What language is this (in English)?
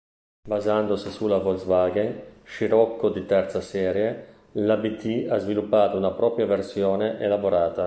Italian